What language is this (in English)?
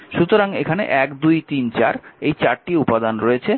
Bangla